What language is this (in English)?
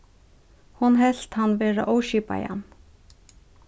Faroese